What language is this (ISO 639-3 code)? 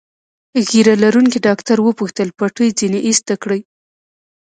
pus